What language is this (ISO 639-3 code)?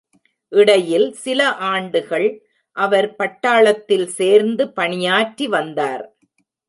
tam